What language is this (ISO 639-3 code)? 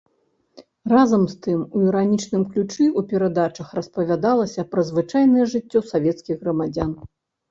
bel